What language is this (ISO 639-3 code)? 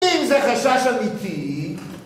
heb